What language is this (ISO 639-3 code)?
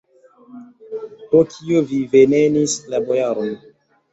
epo